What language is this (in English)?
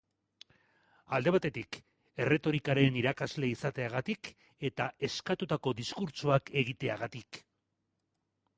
Basque